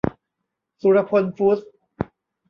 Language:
Thai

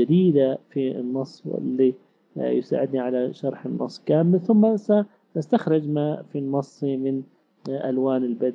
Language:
Arabic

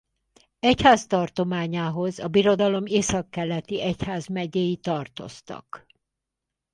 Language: Hungarian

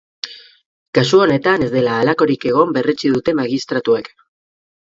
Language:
Basque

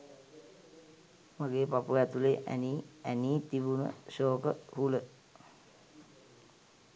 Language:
Sinhala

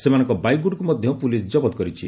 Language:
Odia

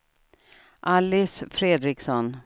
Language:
Swedish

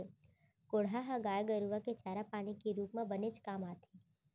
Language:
Chhattisgarhi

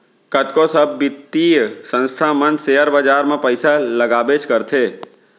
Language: Chhattisgarhi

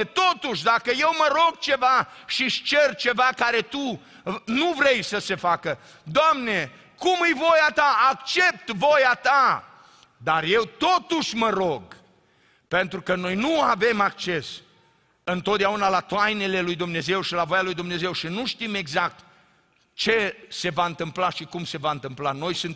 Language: Romanian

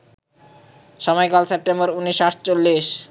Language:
Bangla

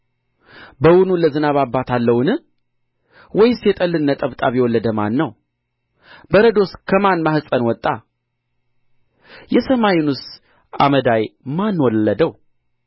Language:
Amharic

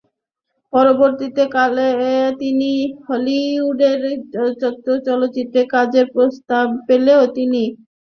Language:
Bangla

